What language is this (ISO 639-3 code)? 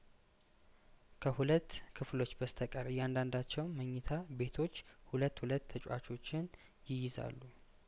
amh